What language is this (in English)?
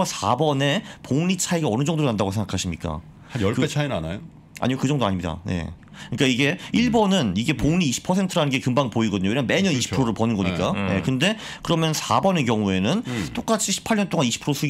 Korean